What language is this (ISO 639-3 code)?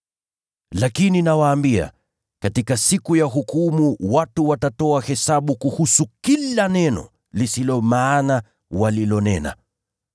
swa